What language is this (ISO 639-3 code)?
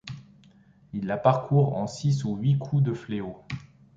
fra